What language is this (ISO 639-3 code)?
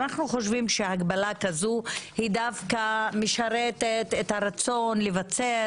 heb